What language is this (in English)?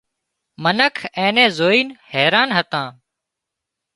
Wadiyara Koli